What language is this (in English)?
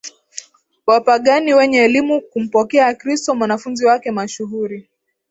Swahili